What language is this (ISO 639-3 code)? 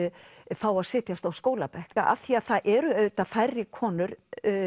isl